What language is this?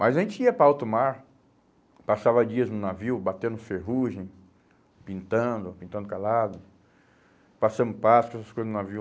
Portuguese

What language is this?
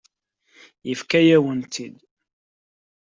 Kabyle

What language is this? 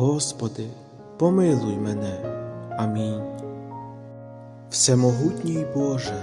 Ukrainian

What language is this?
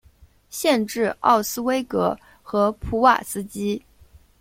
Chinese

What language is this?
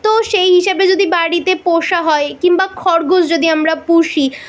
Bangla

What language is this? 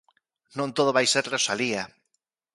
Galician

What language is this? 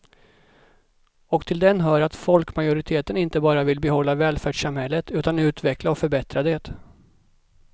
Swedish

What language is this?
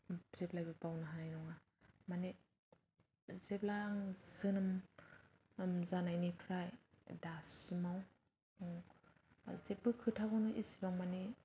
Bodo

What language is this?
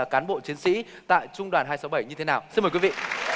Vietnamese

